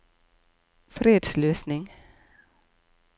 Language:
Norwegian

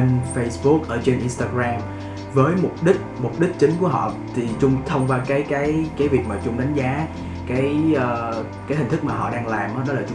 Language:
Vietnamese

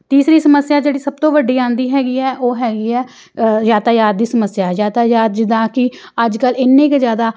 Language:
Punjabi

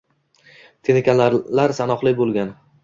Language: Uzbek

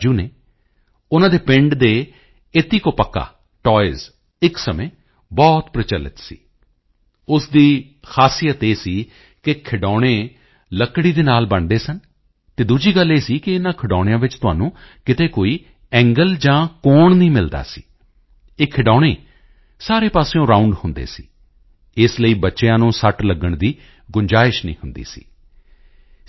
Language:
Punjabi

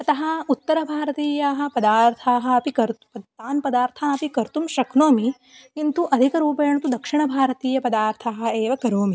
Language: Sanskrit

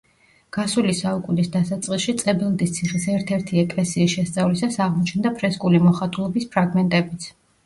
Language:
Georgian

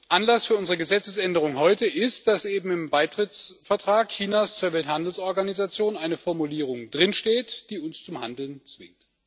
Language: German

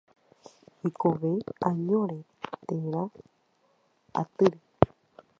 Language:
Guarani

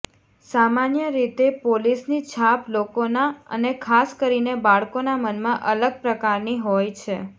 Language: Gujarati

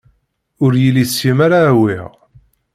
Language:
Kabyle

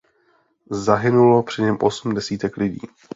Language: Czech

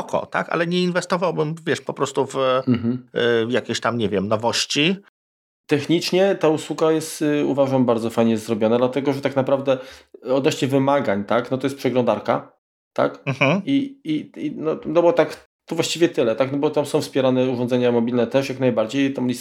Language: Polish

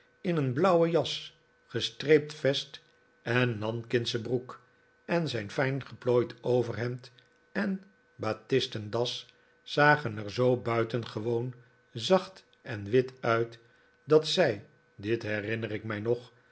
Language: Dutch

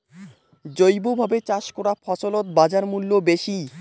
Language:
Bangla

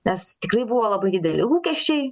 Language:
Lithuanian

